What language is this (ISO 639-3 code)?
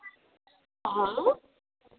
doi